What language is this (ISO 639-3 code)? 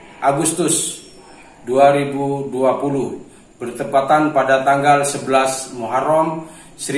ind